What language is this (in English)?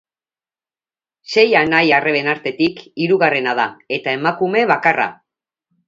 Basque